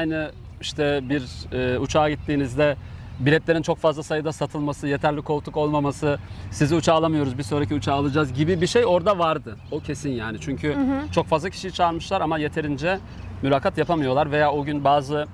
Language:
Turkish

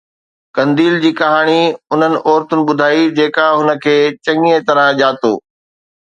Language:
Sindhi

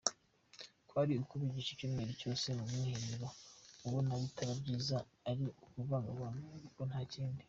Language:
Kinyarwanda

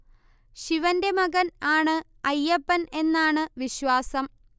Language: Malayalam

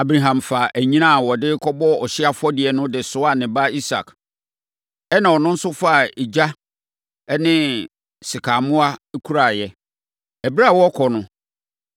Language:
Akan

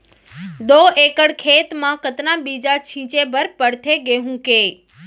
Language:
Chhattisgarhi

